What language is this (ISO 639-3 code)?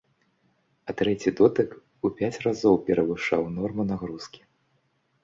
bel